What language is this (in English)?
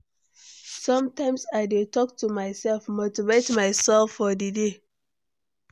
Nigerian Pidgin